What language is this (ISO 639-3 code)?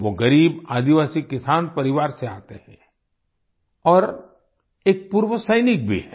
hin